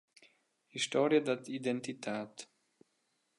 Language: Romansh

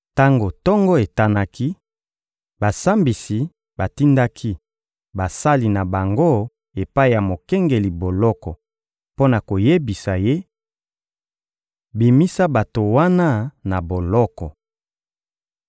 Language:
Lingala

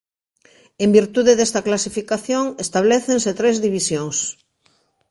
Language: Galician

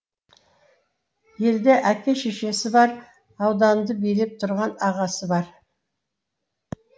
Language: Kazakh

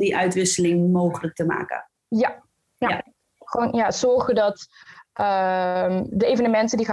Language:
Dutch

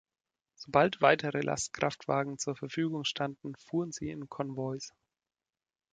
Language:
German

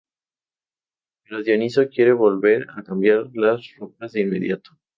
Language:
Spanish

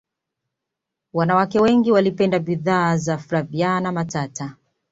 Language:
Swahili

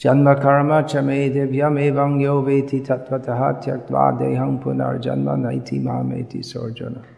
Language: Hindi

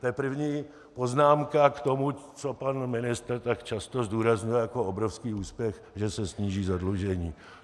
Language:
Czech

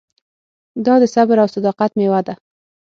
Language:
Pashto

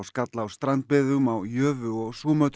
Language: Icelandic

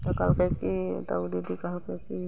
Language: Maithili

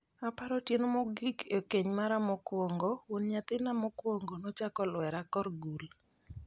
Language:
Luo (Kenya and Tanzania)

